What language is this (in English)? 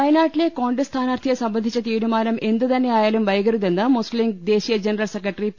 Malayalam